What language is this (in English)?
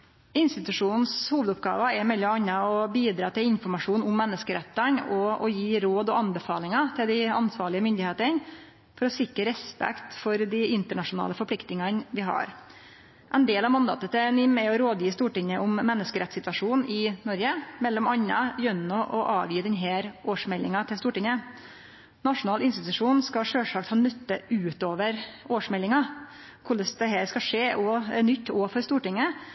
Norwegian Nynorsk